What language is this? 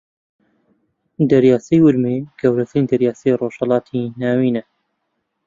Central Kurdish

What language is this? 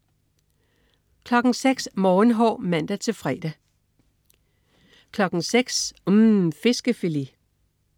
Danish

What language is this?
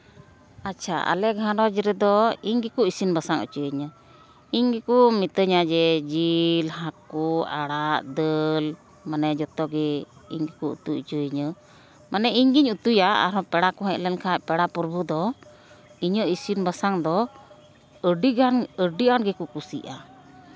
Santali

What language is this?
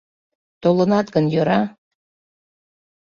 Mari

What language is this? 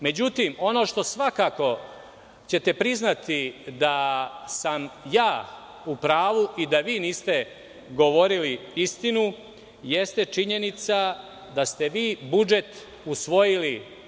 Serbian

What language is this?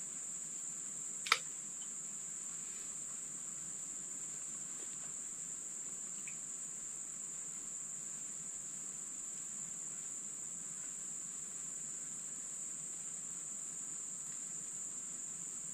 Indonesian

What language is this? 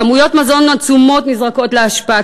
Hebrew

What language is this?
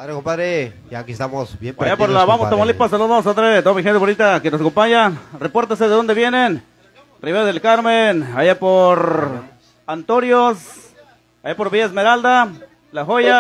Spanish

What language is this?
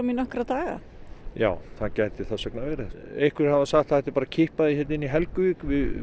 Icelandic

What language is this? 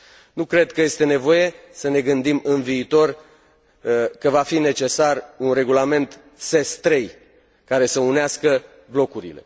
Romanian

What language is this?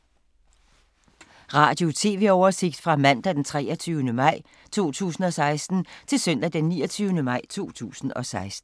Danish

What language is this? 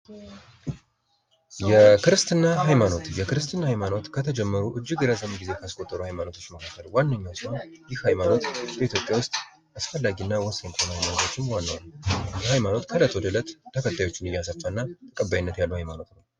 Amharic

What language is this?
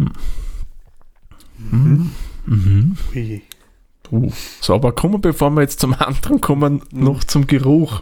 German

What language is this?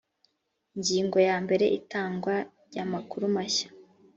Kinyarwanda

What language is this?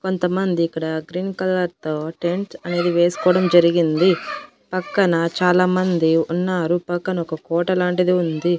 Telugu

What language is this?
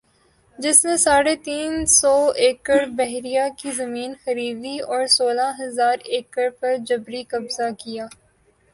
Urdu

